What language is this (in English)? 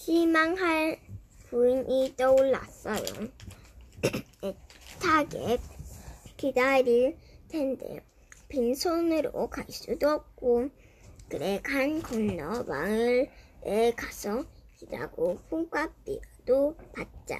Korean